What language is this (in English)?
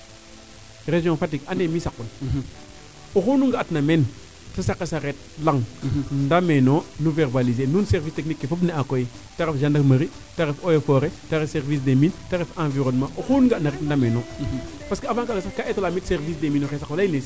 Serer